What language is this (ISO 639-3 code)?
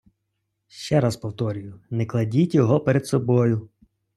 ukr